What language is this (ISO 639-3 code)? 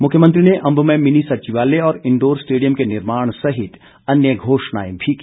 hin